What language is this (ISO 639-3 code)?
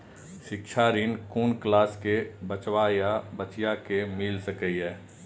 mai